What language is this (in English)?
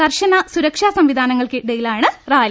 Malayalam